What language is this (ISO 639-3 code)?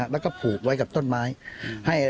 tha